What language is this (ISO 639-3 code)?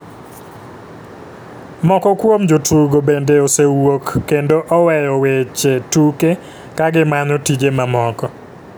luo